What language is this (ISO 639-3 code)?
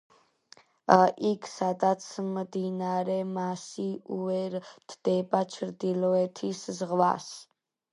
kat